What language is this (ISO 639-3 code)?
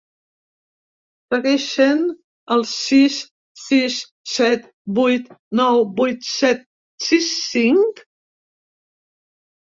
cat